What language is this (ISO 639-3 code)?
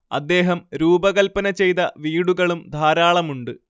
mal